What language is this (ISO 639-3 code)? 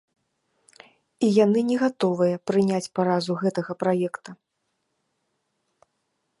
bel